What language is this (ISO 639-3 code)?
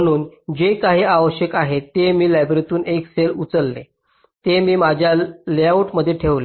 mar